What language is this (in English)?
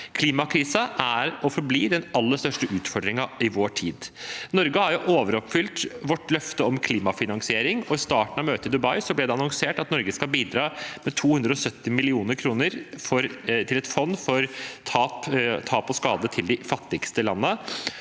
Norwegian